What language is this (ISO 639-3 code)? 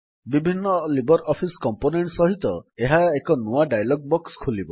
ori